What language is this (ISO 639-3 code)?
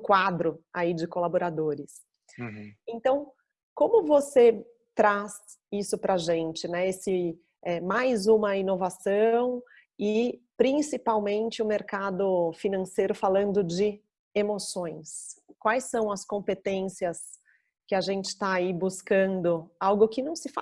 por